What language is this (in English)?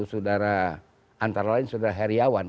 Indonesian